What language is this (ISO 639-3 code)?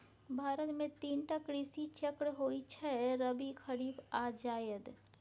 mai